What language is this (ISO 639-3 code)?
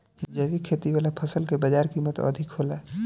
bho